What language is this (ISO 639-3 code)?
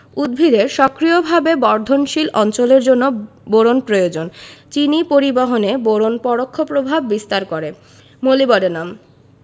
ben